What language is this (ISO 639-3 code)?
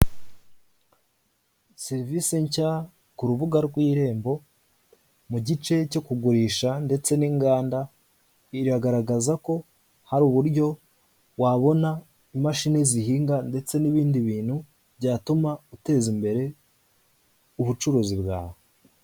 kin